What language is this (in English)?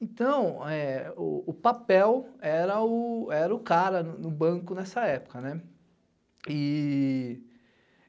Portuguese